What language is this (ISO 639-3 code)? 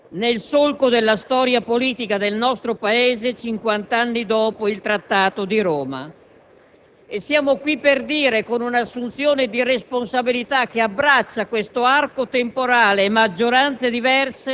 ita